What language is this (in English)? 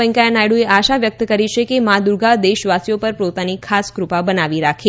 Gujarati